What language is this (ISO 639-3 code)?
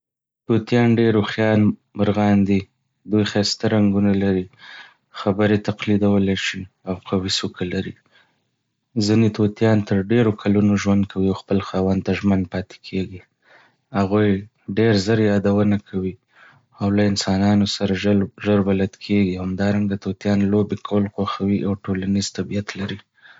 pus